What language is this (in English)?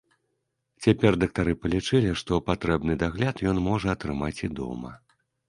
Belarusian